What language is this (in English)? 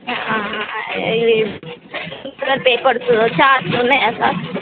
Telugu